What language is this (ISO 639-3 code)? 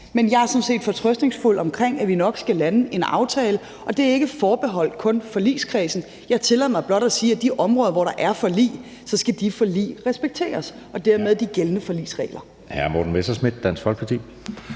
dan